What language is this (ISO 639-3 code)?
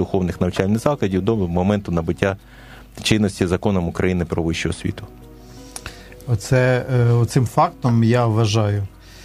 ukr